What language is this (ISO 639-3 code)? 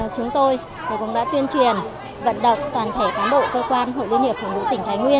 vie